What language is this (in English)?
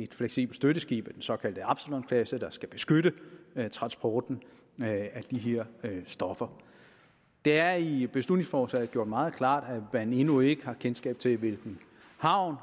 Danish